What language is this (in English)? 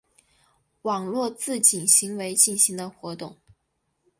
Chinese